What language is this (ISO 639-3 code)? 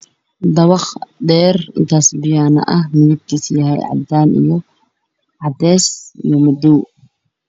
som